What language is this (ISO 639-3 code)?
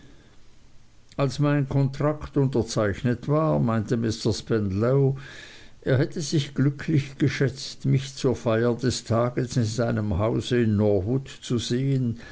deu